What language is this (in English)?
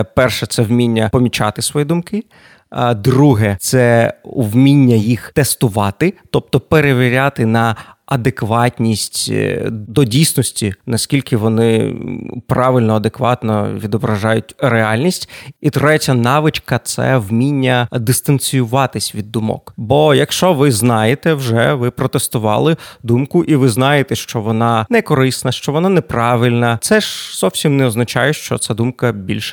Ukrainian